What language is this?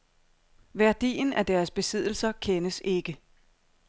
Danish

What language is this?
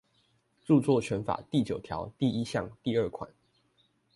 Chinese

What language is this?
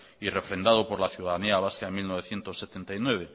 Spanish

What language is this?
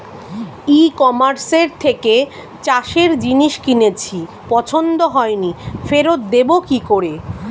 Bangla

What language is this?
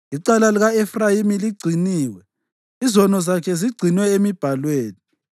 North Ndebele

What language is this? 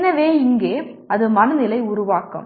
Tamil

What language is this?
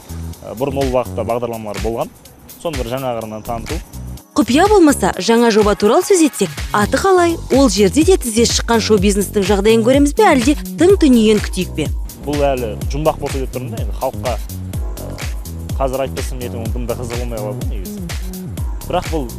Turkish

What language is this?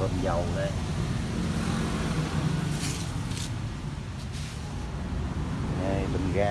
Vietnamese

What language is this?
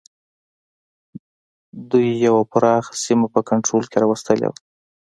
Pashto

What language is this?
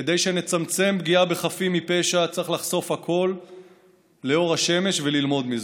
Hebrew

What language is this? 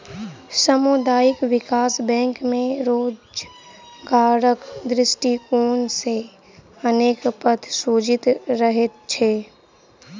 Maithili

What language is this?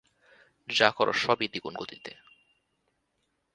Bangla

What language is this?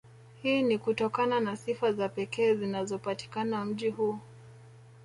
Swahili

